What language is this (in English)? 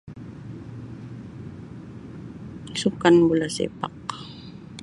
Sabah Malay